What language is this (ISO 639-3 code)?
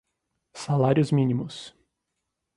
por